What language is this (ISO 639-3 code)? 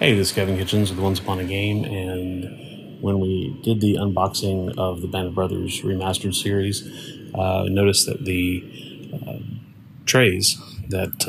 eng